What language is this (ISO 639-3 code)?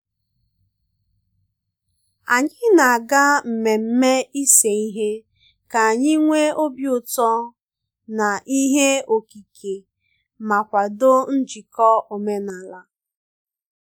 ibo